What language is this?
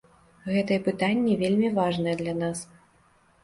Belarusian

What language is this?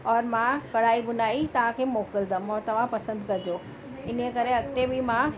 Sindhi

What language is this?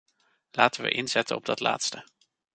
Dutch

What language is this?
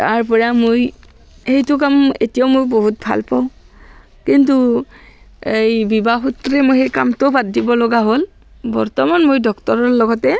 Assamese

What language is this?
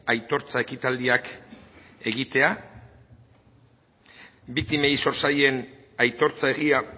Basque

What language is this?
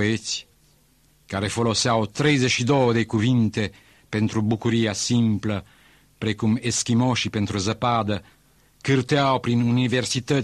Romanian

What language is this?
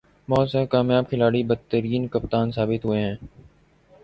Urdu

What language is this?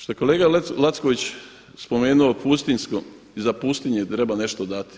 Croatian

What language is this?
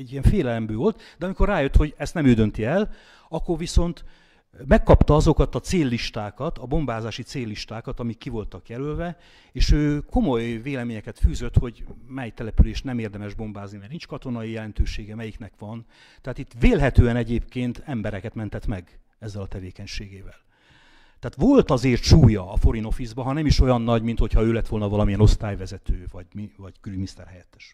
Hungarian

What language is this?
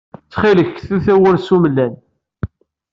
Kabyle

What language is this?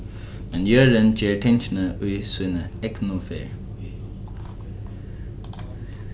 Faroese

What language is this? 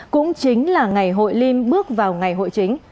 Vietnamese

